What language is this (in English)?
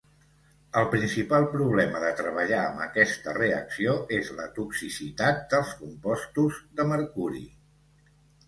Catalan